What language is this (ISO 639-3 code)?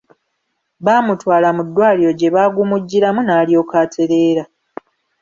lug